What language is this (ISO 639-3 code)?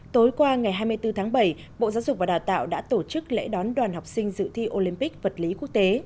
vie